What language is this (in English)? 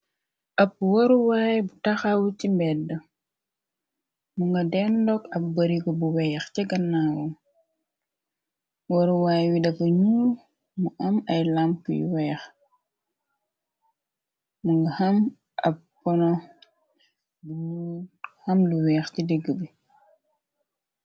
Wolof